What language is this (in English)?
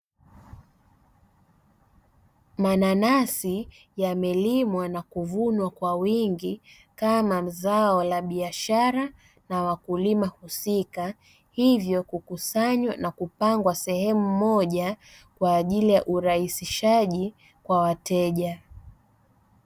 Swahili